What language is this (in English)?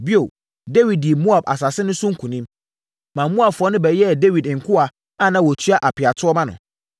Akan